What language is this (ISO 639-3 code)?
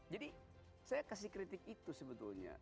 ind